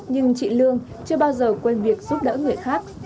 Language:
Vietnamese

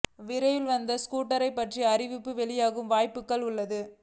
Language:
Tamil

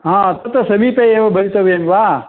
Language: Sanskrit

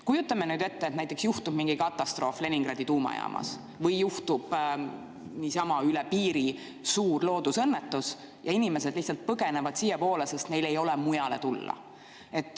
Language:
Estonian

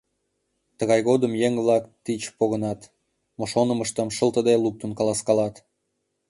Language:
Mari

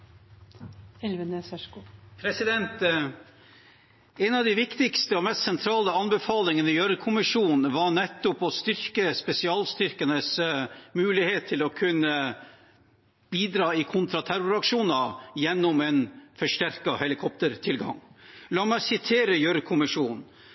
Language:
Norwegian Bokmål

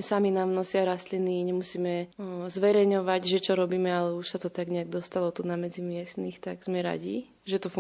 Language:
Slovak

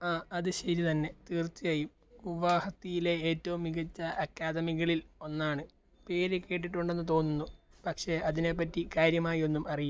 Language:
Malayalam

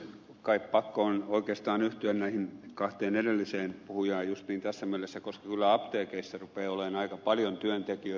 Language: Finnish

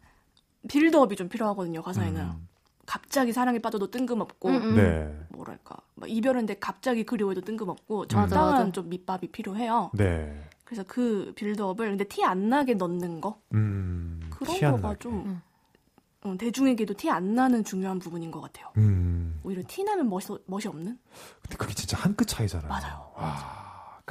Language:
Korean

